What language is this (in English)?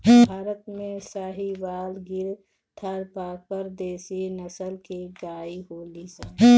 Bhojpuri